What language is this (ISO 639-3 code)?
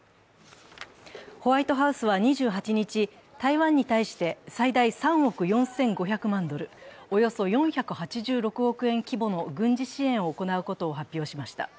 jpn